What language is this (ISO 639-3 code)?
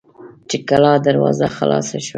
pus